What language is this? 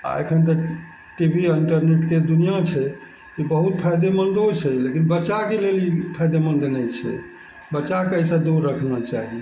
Maithili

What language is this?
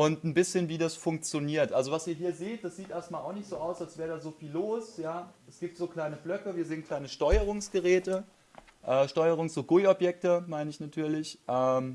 German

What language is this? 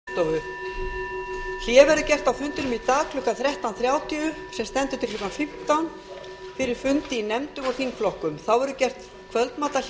Icelandic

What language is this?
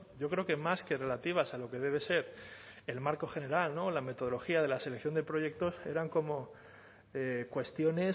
Spanish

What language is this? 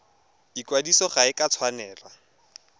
Tswana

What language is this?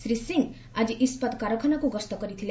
Odia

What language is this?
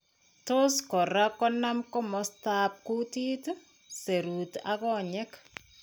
Kalenjin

